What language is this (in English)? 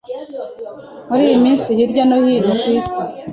Kinyarwanda